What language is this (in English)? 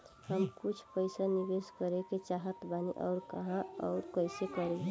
Bhojpuri